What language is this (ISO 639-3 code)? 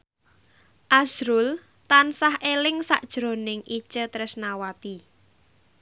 jav